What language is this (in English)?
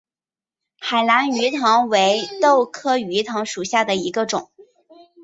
Chinese